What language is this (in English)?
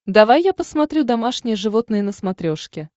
Russian